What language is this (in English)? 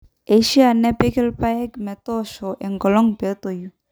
Masai